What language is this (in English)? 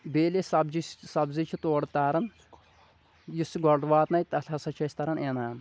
Kashmiri